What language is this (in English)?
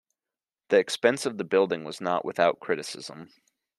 English